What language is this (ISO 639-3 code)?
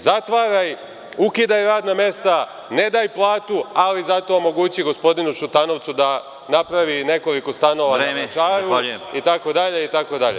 srp